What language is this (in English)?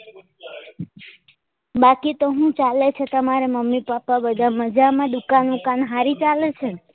Gujarati